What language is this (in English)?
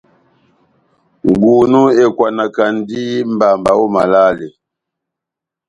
Batanga